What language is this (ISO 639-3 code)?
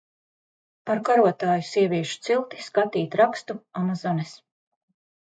lav